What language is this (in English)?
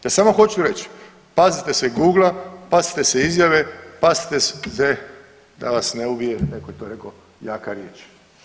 Croatian